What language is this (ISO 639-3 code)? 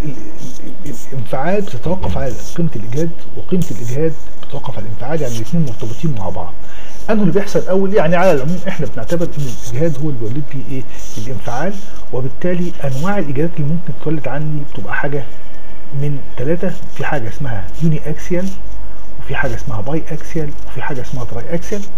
ara